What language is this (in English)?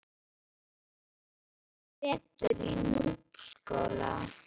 Icelandic